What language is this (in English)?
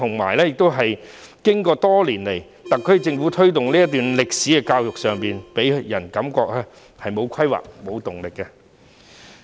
Cantonese